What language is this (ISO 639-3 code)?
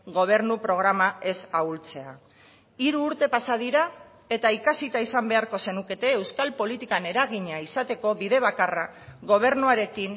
eus